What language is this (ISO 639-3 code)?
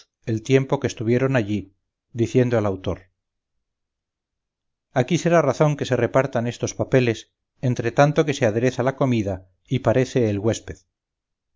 spa